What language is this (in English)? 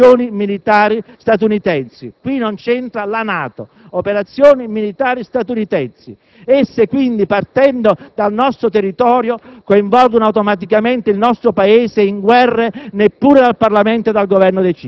Italian